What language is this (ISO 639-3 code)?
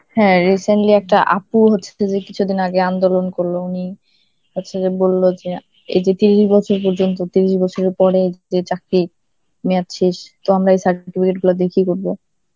ben